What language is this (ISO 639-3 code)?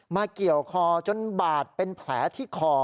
tha